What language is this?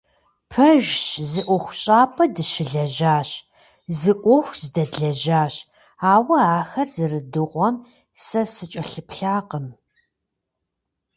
Kabardian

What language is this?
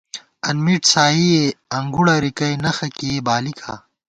Gawar-Bati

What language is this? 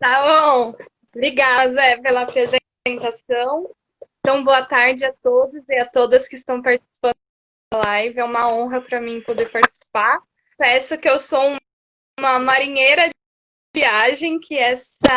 Portuguese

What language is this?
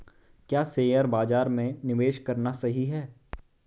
Hindi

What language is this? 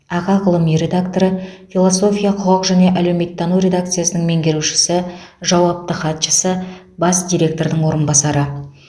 Kazakh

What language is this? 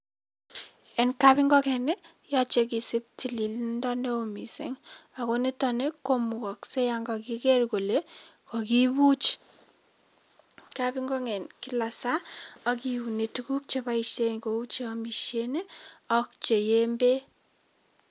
Kalenjin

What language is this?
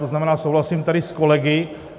Czech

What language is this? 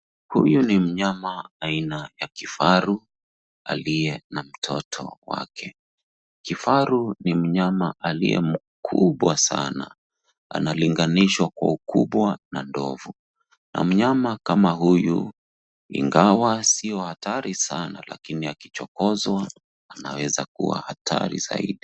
Swahili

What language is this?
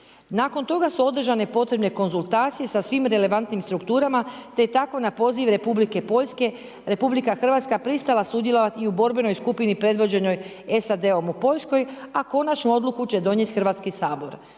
Croatian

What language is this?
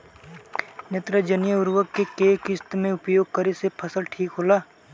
Bhojpuri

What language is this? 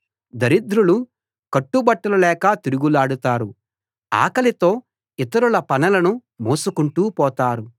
Telugu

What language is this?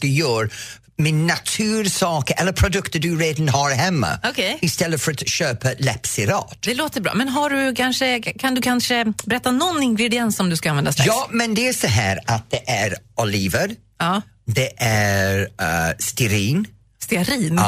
Swedish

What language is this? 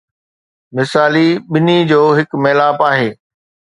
Sindhi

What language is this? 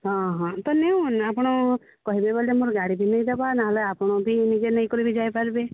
Odia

